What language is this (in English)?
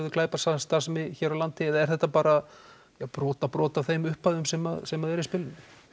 Icelandic